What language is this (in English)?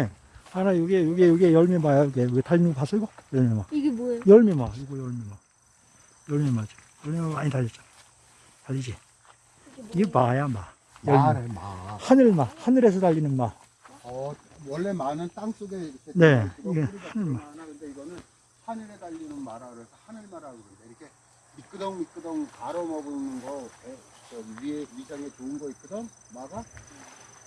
Korean